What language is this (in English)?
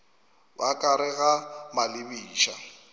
Northern Sotho